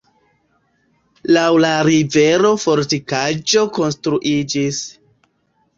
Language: Esperanto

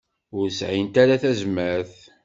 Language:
Kabyle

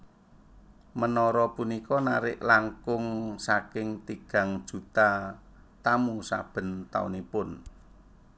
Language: Javanese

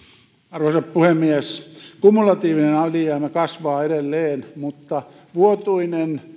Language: Finnish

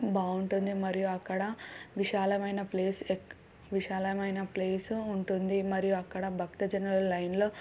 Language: Telugu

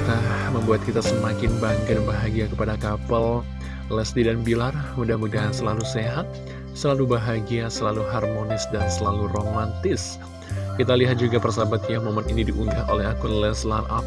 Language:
Indonesian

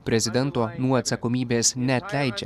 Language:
Lithuanian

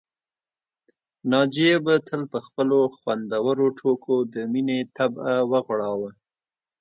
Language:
Pashto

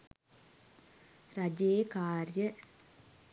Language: Sinhala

